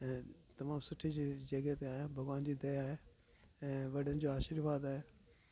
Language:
Sindhi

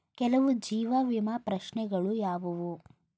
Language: Kannada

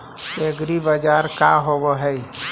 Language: Magahi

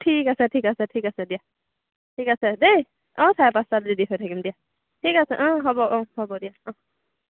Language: Assamese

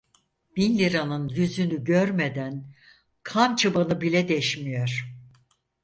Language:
Turkish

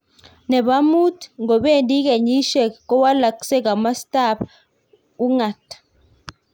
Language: Kalenjin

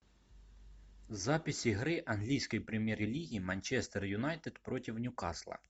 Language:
Russian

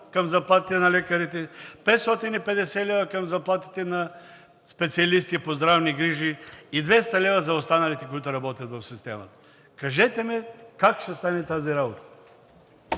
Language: Bulgarian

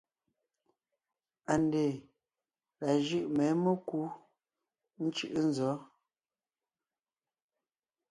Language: Ngiemboon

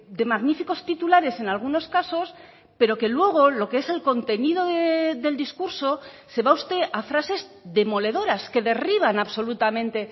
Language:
Spanish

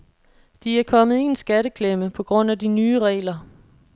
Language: Danish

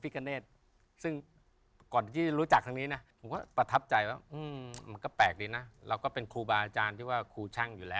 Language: Thai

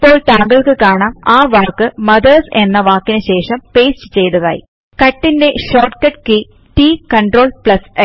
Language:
Malayalam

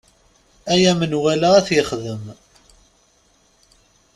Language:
Kabyle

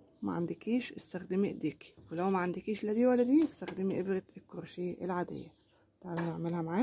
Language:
Arabic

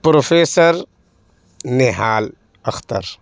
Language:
Urdu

